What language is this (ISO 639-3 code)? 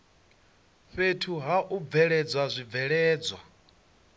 ven